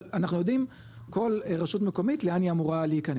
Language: Hebrew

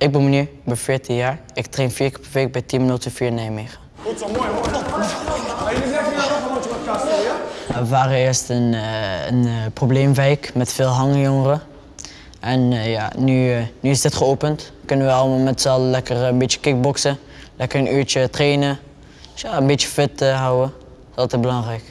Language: Dutch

